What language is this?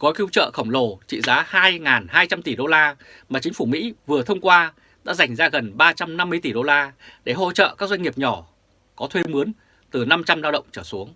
Vietnamese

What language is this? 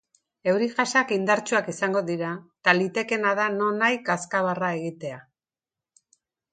Basque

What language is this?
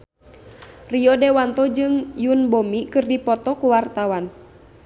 Sundanese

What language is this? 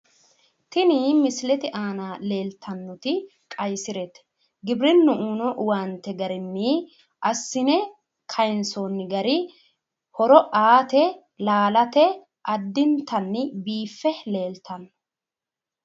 Sidamo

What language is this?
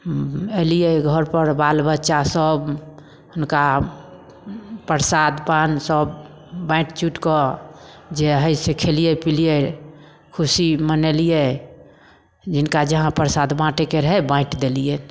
Maithili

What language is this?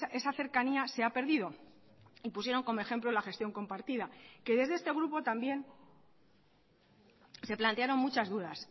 Spanish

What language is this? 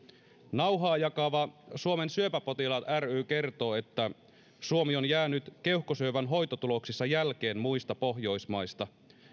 Finnish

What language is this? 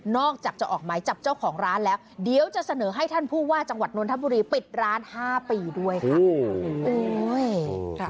Thai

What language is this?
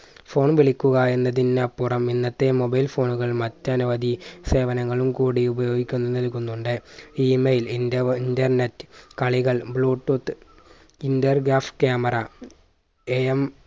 Malayalam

